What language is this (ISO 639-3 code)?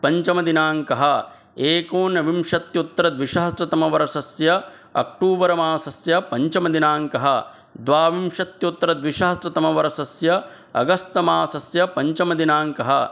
san